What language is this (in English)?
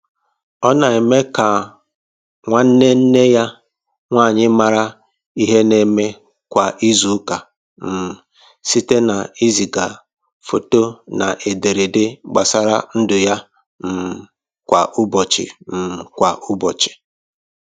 Igbo